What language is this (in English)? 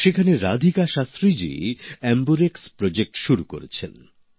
Bangla